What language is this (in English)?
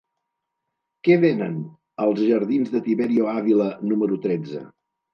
Catalan